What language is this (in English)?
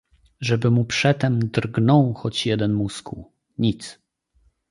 Polish